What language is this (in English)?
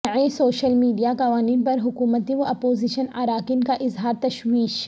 Urdu